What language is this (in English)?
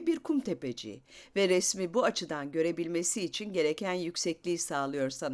Turkish